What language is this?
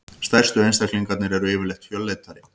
Icelandic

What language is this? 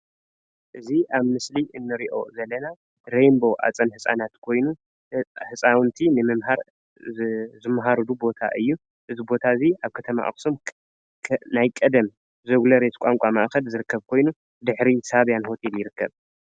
Tigrinya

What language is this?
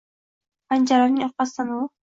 Uzbek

